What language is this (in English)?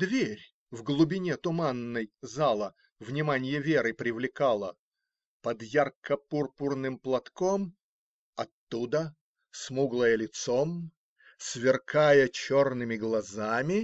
Russian